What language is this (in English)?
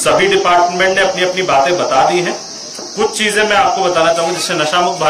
Urdu